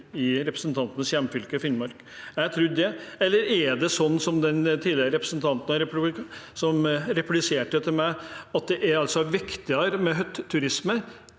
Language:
Norwegian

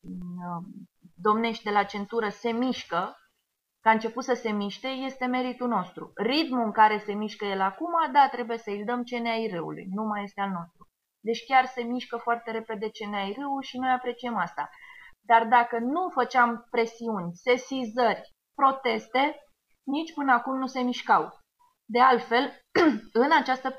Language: Romanian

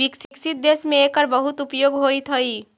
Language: Magahi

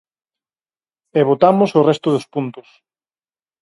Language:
Galician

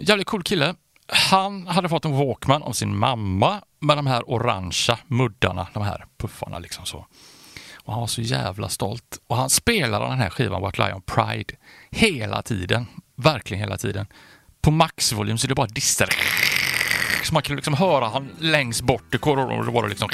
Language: Swedish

